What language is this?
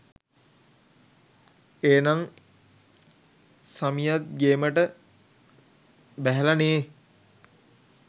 Sinhala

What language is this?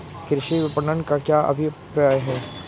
Hindi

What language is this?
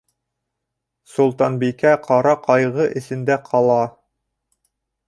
Bashkir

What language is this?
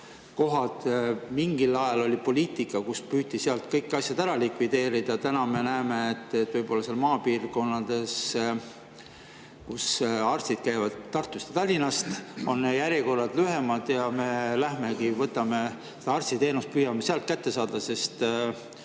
Estonian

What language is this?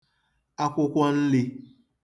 Igbo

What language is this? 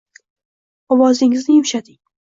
Uzbek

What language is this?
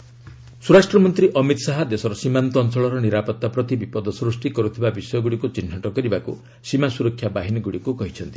Odia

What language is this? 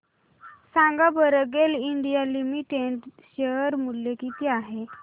Marathi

